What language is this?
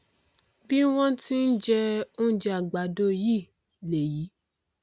Yoruba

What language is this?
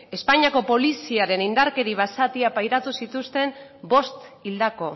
Basque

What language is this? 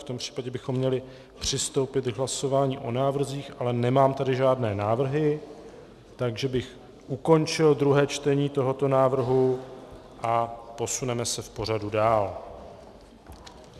Czech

